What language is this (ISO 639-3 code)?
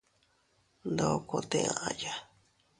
cut